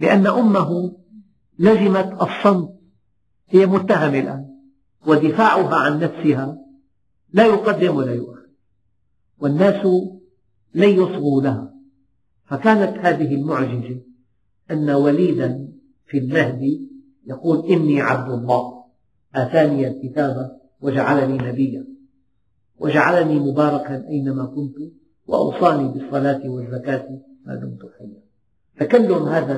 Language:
Arabic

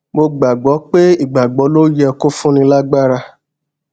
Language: Yoruba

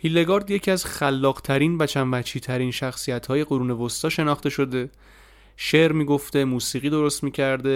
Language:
Persian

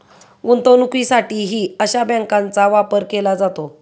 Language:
Marathi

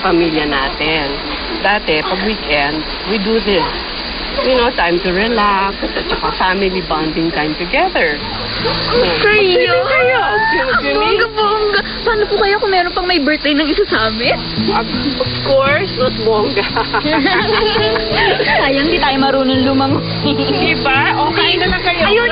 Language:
Filipino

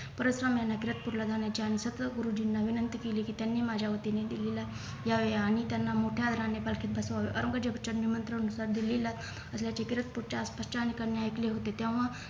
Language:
Marathi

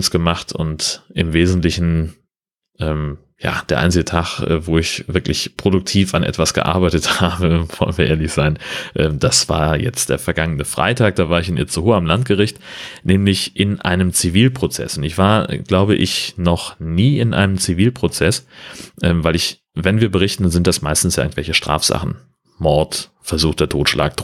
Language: German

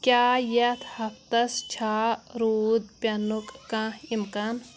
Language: Kashmiri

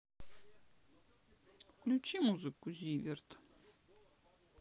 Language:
Russian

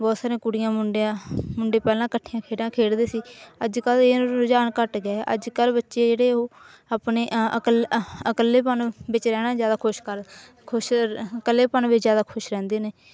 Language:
Punjabi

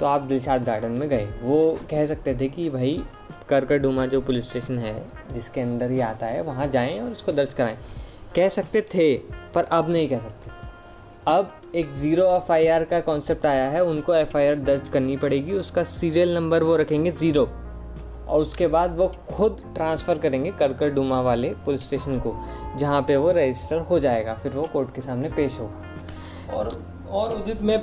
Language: Hindi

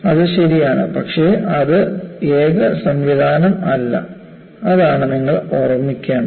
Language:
Malayalam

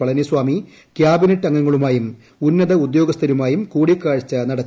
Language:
Malayalam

